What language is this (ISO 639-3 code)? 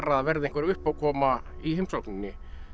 isl